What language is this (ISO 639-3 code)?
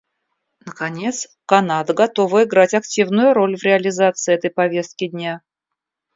rus